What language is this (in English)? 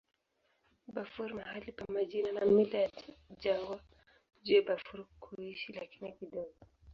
Swahili